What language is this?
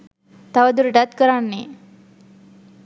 Sinhala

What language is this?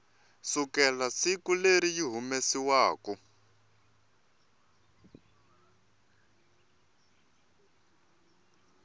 Tsonga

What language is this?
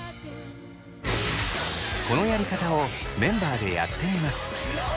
Japanese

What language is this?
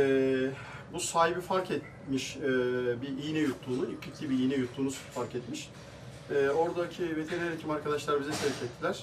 Turkish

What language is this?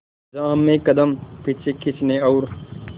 Hindi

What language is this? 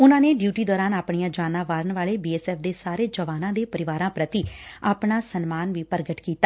Punjabi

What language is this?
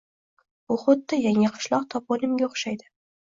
Uzbek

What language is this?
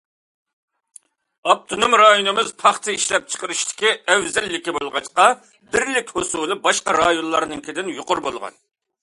Uyghur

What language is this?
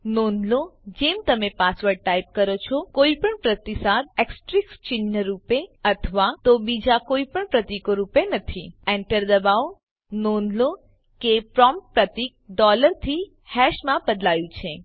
Gujarati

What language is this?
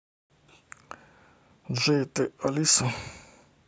Russian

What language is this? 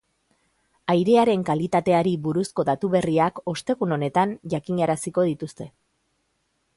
Basque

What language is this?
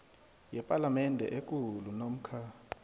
South Ndebele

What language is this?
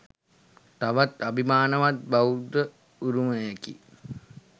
Sinhala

